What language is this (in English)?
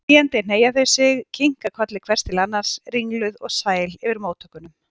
Icelandic